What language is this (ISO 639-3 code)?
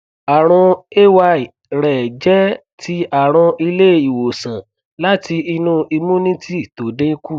yor